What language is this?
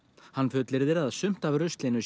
Icelandic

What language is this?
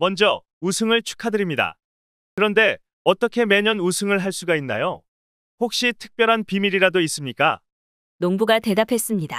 Korean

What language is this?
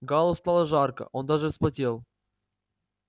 Russian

